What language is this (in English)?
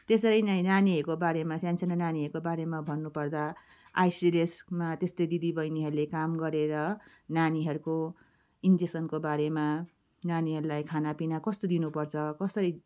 Nepali